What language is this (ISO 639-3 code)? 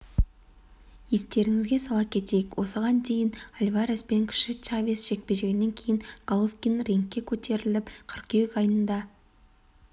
kaz